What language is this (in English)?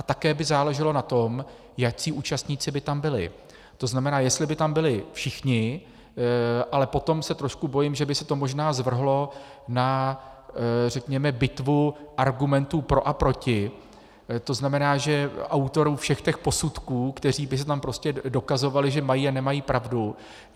Czech